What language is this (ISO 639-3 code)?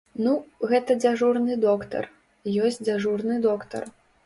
bel